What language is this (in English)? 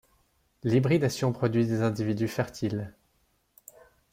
French